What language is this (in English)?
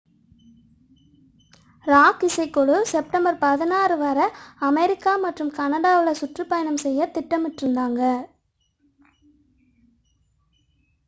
Tamil